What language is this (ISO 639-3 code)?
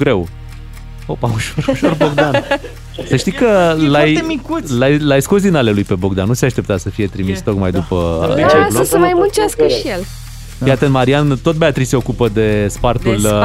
ron